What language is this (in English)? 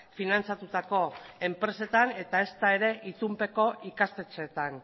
Basque